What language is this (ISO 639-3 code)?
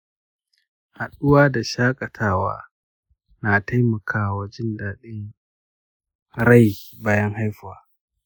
hau